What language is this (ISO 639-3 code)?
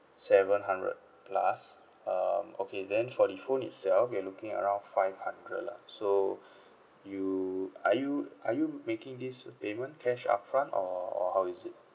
eng